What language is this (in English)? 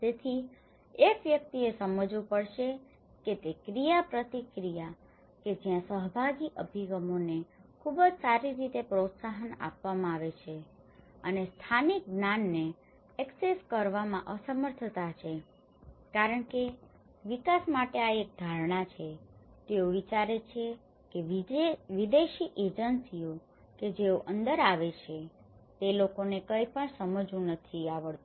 Gujarati